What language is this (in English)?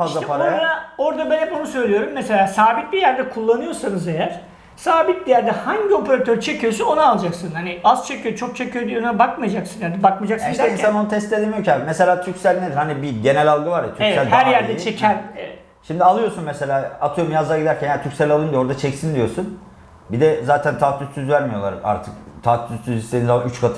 Turkish